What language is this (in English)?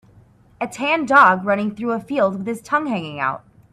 English